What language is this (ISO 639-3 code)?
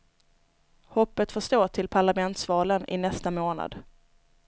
swe